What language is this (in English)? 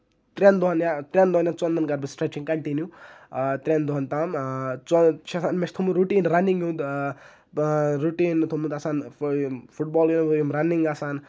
Kashmiri